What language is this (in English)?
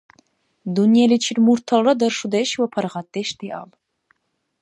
Dargwa